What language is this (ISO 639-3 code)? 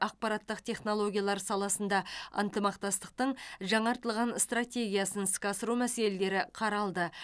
kaz